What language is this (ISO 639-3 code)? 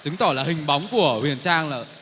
vie